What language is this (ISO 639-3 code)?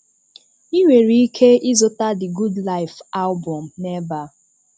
ibo